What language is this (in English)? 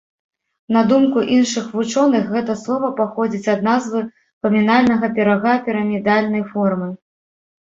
Belarusian